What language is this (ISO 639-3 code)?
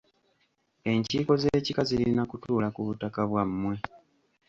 lug